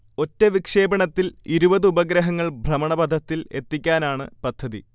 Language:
Malayalam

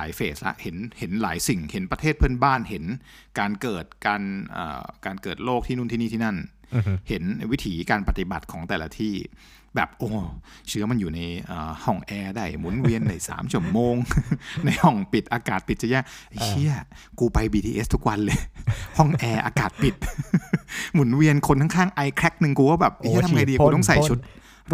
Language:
Thai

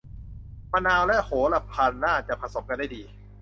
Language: Thai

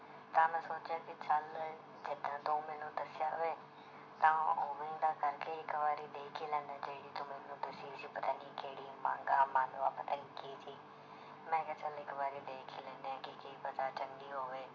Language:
Punjabi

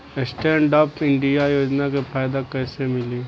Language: Bhojpuri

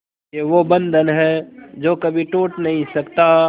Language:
Hindi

